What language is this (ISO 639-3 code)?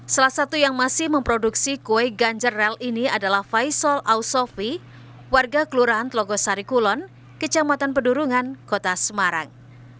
ind